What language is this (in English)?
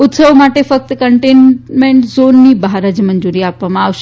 Gujarati